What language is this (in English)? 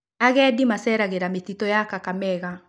Kikuyu